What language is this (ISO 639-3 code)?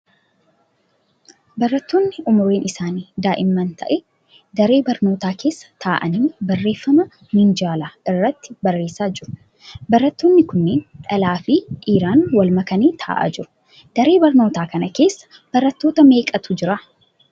orm